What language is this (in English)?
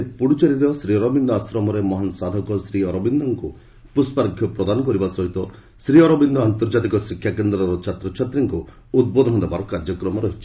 Odia